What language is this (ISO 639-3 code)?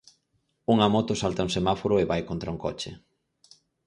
glg